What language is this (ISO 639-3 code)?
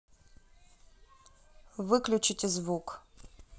rus